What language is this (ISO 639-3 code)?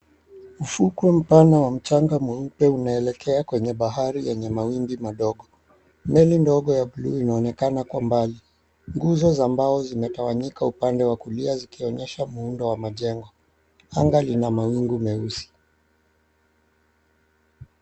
swa